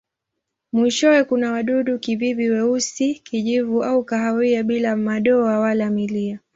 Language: Swahili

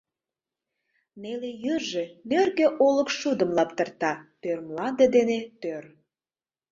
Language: Mari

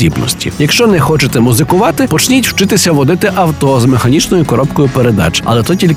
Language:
Ukrainian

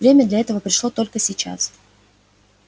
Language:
Russian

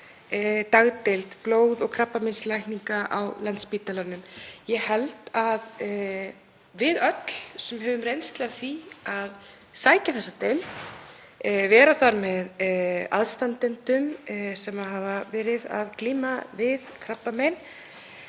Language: Icelandic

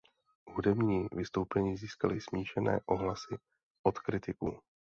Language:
Czech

